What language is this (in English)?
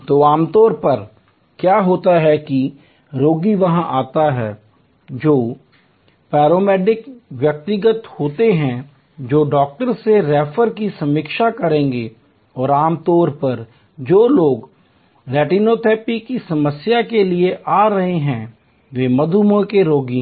Hindi